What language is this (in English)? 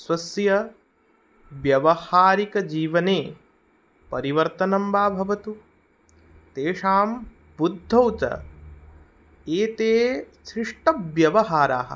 Sanskrit